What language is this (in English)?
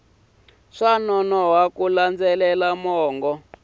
Tsonga